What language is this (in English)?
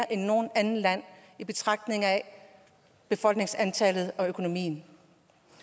Danish